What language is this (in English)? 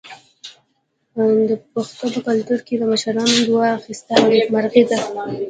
Pashto